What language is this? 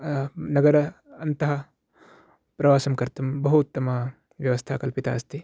Sanskrit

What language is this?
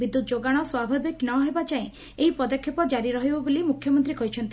Odia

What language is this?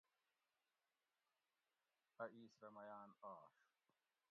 Gawri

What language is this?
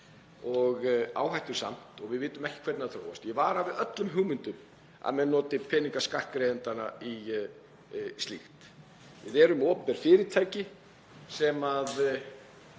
Icelandic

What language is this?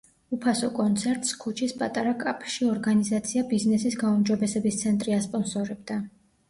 Georgian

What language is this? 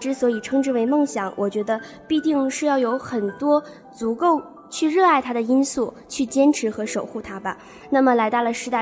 Chinese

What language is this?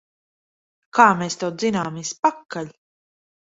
Latvian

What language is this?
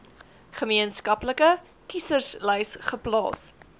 Afrikaans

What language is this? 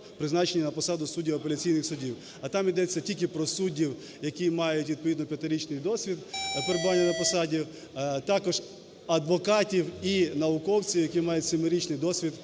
Ukrainian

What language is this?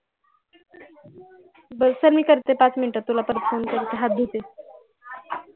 Marathi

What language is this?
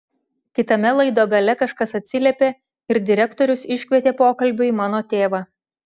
Lithuanian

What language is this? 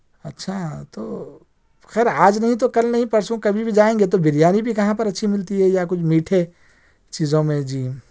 Urdu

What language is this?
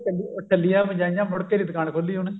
Punjabi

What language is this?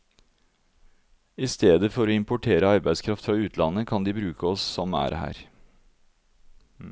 Norwegian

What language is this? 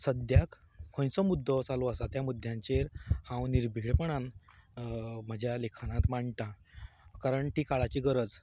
Konkani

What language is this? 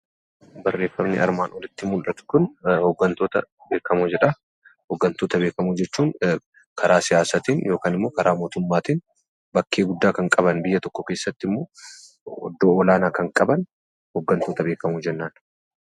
Oromo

